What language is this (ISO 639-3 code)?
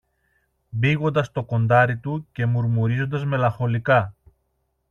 ell